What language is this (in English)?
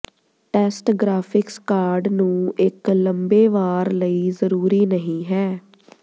Punjabi